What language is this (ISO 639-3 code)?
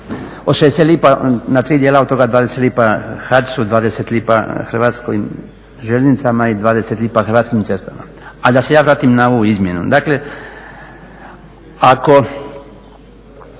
hrv